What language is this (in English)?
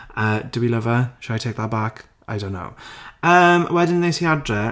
Welsh